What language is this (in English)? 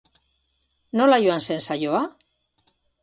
Basque